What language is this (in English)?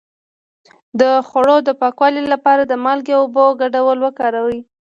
Pashto